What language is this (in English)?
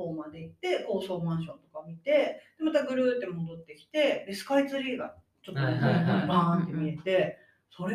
Japanese